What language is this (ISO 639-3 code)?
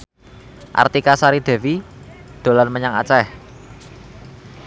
jav